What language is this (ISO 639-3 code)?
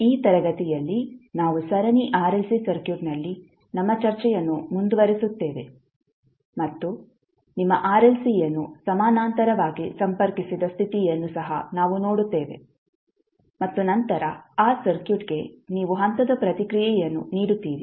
kan